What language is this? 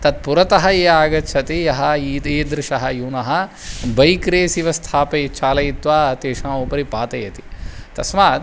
Sanskrit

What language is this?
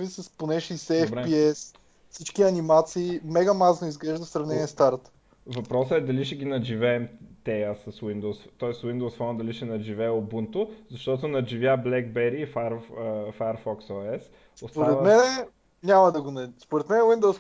Bulgarian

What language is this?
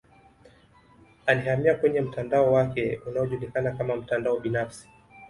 Swahili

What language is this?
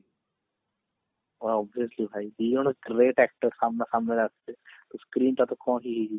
Odia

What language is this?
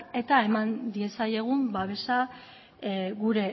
Basque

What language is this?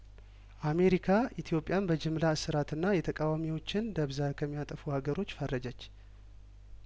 Amharic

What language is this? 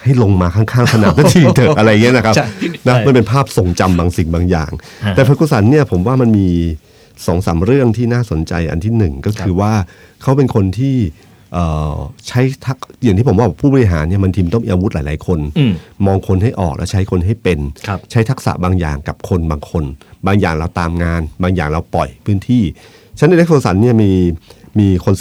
Thai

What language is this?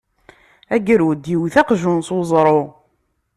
Kabyle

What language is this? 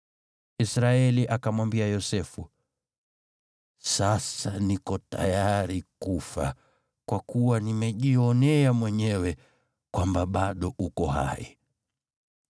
Swahili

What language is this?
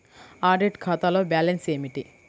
Telugu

